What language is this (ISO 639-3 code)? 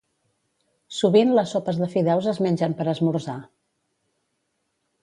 cat